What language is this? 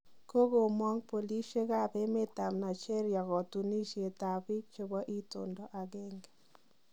Kalenjin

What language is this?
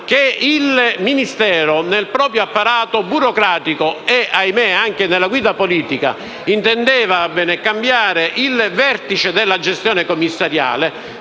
Italian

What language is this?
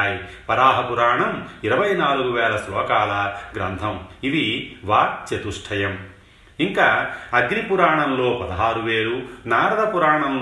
Telugu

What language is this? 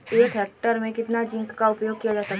Hindi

